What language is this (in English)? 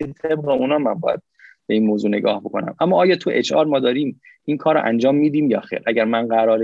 Persian